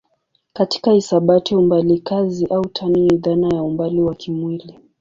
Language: Swahili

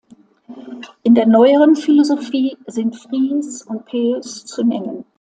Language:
German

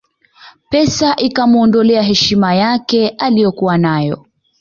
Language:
Swahili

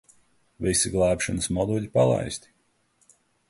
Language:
Latvian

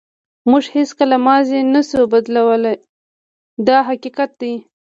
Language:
Pashto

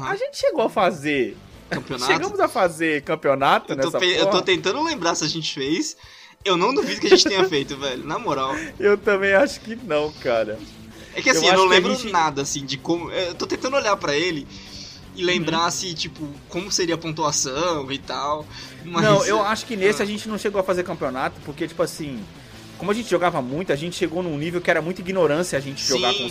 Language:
Portuguese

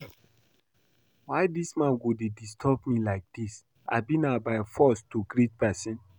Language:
Nigerian Pidgin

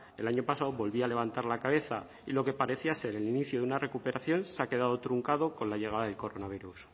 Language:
Spanish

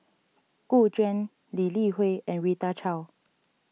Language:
English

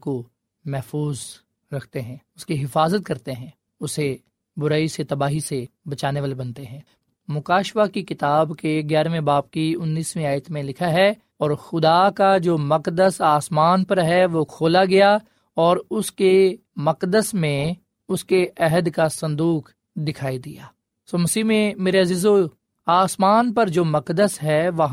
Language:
Urdu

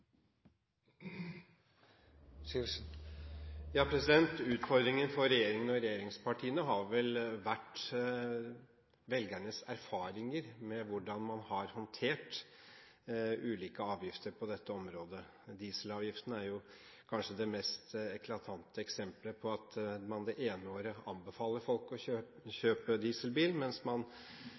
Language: Norwegian Bokmål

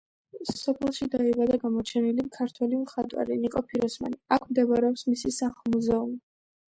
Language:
Georgian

